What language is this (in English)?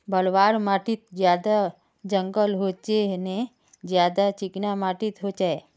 Magahi